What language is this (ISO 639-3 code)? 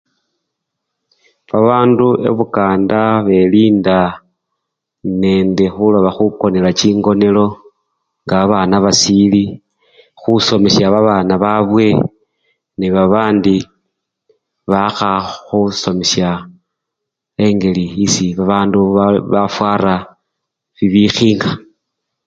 luy